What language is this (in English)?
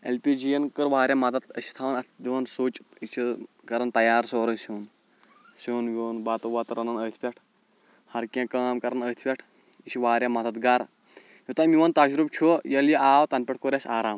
Kashmiri